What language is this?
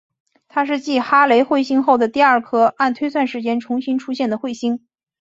Chinese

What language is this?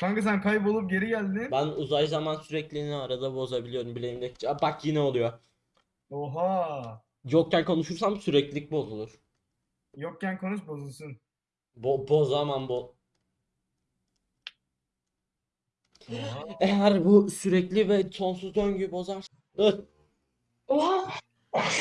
Turkish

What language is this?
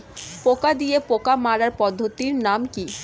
Bangla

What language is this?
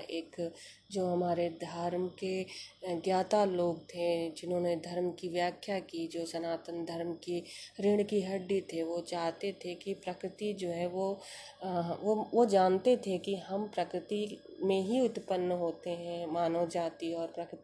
Hindi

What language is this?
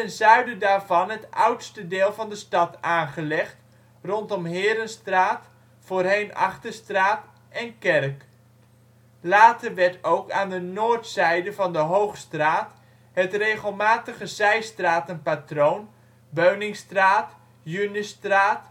Dutch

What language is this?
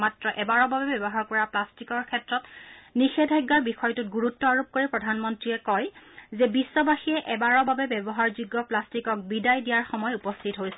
Assamese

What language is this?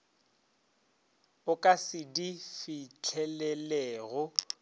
Northern Sotho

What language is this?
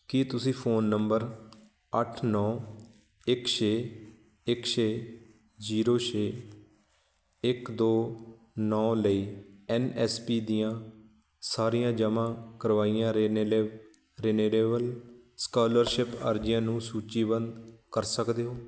Punjabi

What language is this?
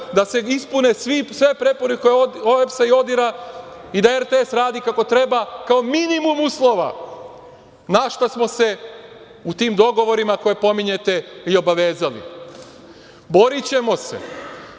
Serbian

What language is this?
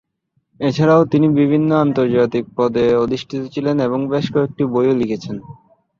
Bangla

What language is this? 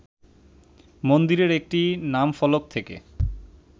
Bangla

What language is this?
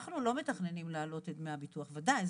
Hebrew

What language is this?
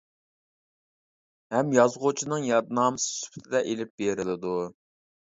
Uyghur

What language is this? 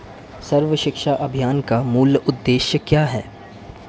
Hindi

